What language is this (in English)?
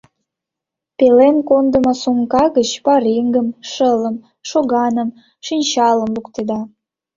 Mari